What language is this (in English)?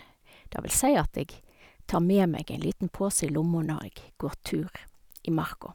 Norwegian